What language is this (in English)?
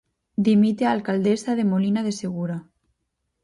Galician